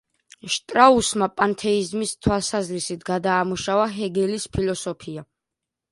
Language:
Georgian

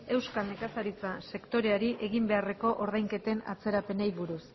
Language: Basque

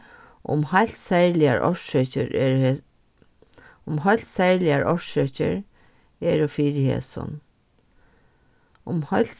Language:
Faroese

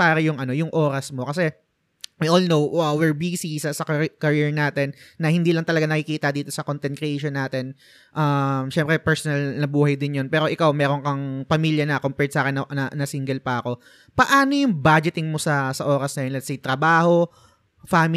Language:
Filipino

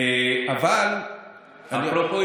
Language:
Hebrew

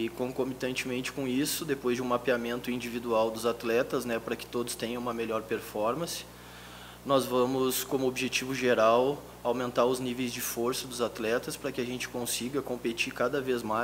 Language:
Portuguese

